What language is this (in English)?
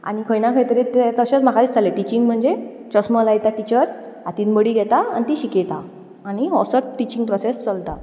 Konkani